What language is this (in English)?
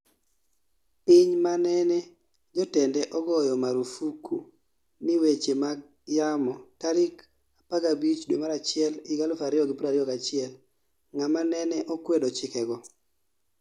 Luo (Kenya and Tanzania)